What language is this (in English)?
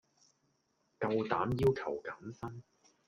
Cantonese